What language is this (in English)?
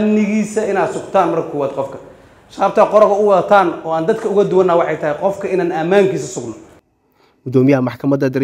Arabic